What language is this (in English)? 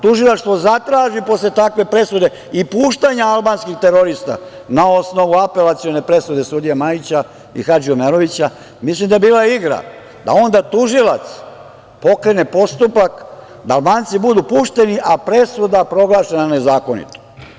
Serbian